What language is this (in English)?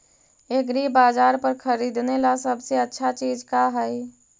Magahi